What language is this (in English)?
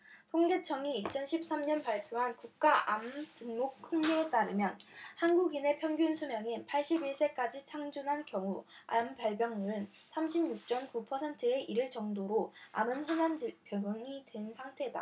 Korean